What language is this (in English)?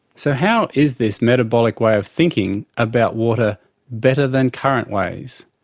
English